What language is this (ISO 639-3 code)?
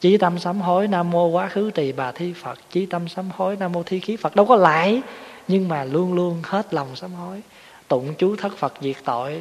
vie